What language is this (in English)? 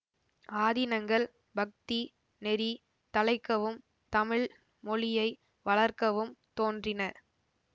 Tamil